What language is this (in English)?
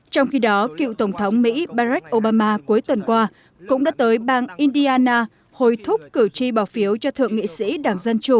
Vietnamese